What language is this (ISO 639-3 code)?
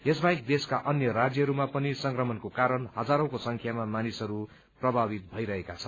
nep